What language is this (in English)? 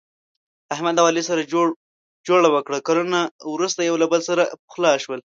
Pashto